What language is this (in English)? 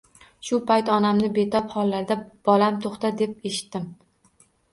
Uzbek